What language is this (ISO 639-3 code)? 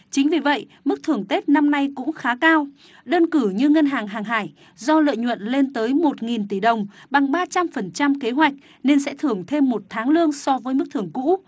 vie